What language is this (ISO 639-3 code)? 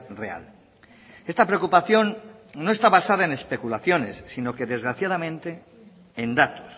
spa